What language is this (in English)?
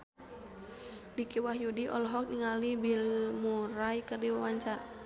Sundanese